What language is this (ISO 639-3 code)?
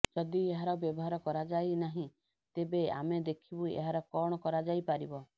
ori